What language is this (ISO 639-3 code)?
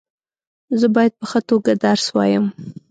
pus